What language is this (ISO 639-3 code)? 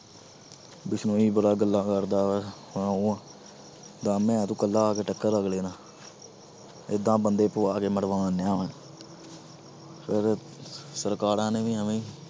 pan